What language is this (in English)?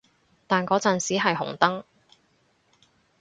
Cantonese